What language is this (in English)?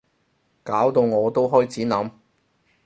Cantonese